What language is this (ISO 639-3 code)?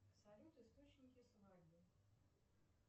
rus